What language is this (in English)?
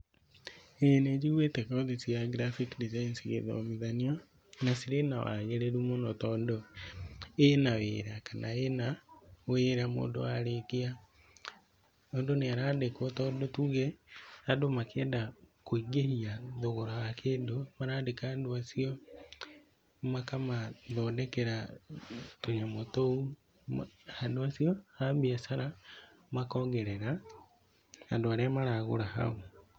Kikuyu